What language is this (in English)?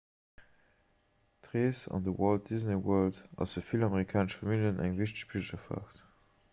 Luxembourgish